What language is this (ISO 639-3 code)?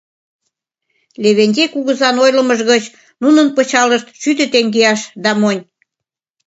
chm